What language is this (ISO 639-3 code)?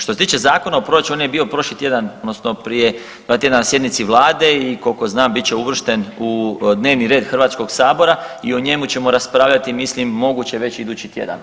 hrv